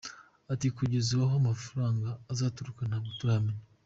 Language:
Kinyarwanda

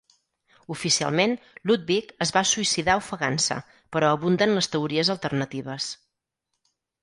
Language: Catalan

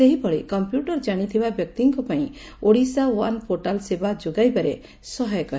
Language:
Odia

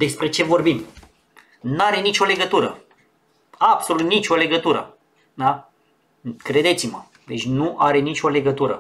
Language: Romanian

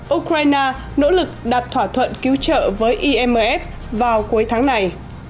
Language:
Vietnamese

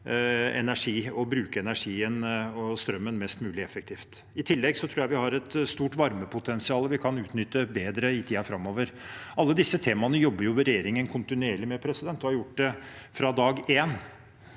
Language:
Norwegian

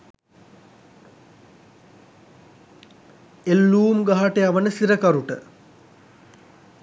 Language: Sinhala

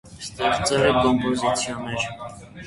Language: Armenian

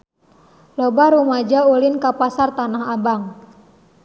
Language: Sundanese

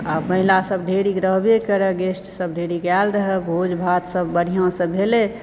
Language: Maithili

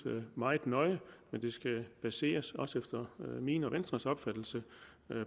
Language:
Danish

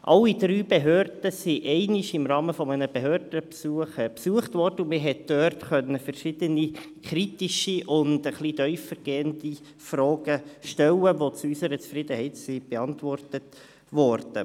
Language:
Swiss German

